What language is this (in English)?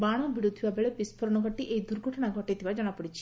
Odia